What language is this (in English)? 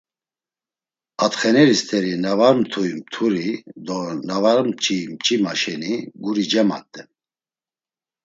Laz